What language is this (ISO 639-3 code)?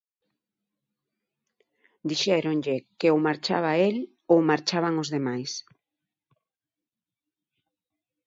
glg